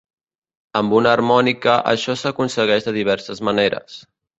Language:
Catalan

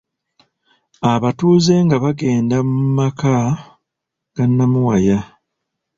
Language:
Ganda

